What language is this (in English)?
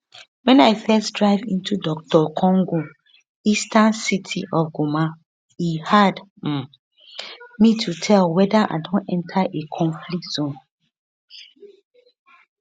Nigerian Pidgin